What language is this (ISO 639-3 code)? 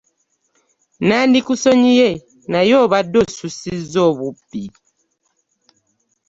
lug